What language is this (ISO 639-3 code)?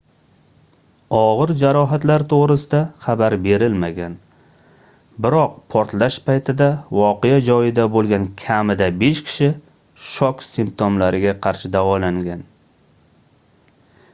uzb